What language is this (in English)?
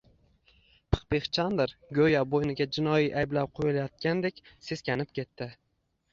Uzbek